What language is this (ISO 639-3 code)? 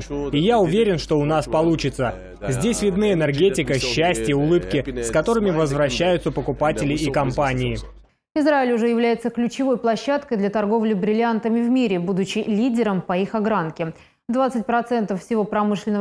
rus